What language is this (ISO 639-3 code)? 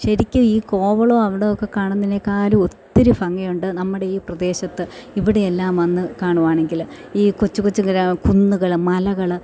mal